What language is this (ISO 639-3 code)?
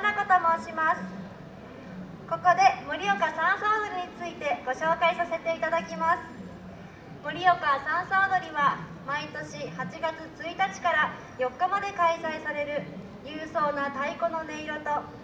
jpn